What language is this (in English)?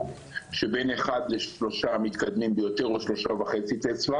Hebrew